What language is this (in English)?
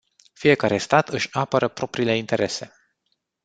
Romanian